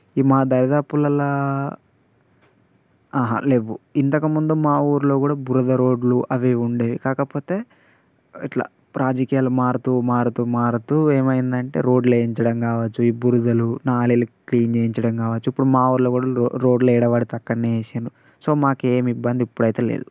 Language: Telugu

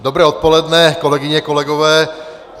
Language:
Czech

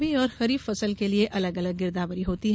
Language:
Hindi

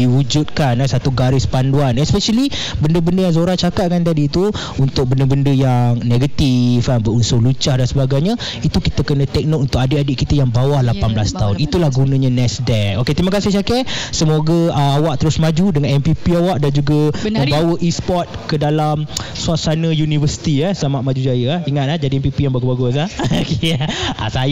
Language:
Malay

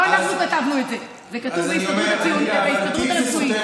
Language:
Hebrew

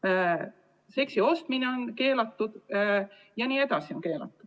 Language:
Estonian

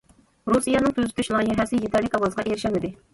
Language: Uyghur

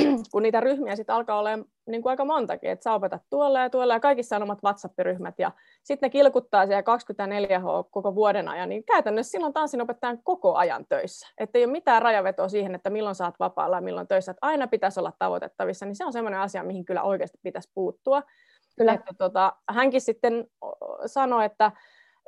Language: Finnish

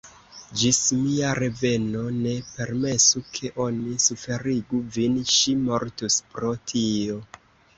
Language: Esperanto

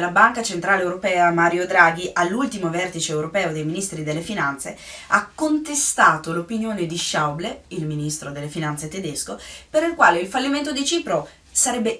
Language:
Italian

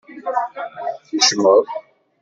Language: Kabyle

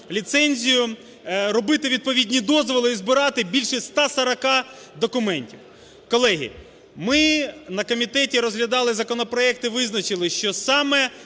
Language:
Ukrainian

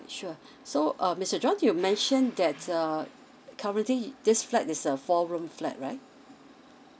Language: English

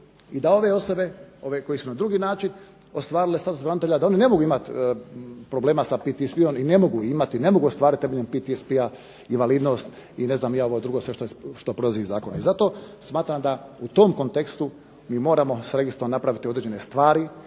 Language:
Croatian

